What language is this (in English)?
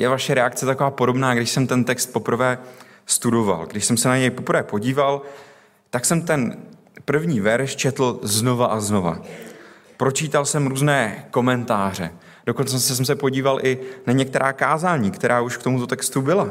Czech